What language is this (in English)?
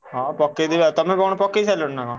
Odia